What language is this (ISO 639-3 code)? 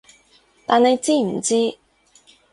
yue